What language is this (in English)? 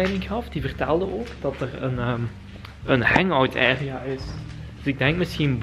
Dutch